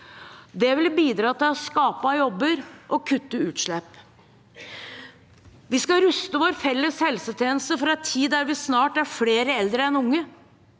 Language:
Norwegian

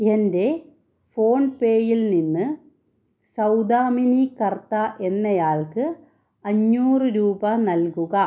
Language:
Malayalam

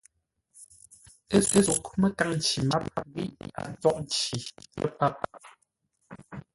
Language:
Ngombale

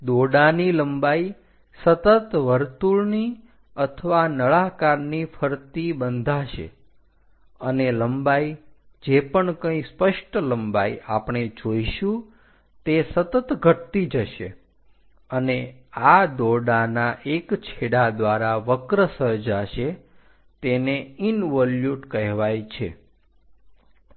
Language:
Gujarati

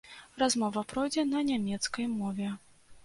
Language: Belarusian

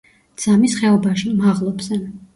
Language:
Georgian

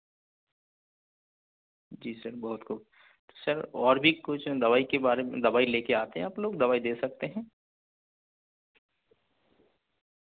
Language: Urdu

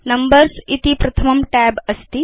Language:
Sanskrit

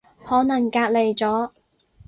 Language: Cantonese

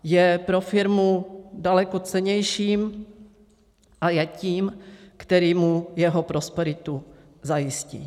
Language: Czech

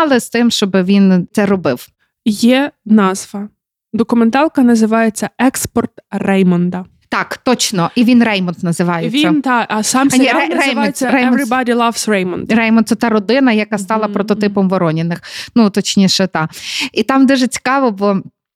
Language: Ukrainian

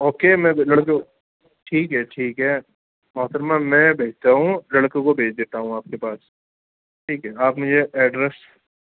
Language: Urdu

